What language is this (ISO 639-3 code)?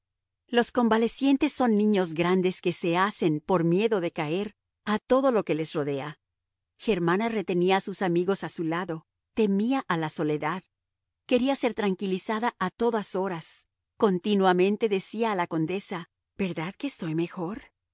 spa